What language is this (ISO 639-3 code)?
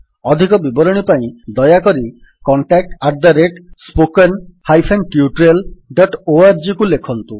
ori